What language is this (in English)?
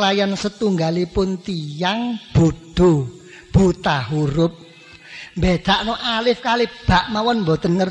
Indonesian